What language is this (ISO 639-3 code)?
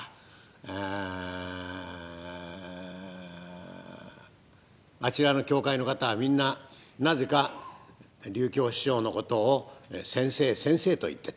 jpn